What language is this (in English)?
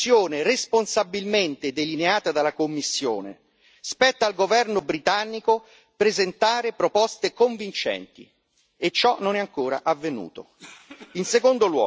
Italian